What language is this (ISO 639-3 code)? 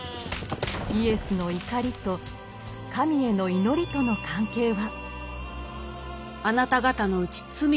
jpn